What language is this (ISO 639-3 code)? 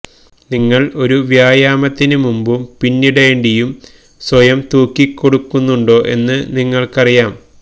mal